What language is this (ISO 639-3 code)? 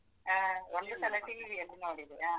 kan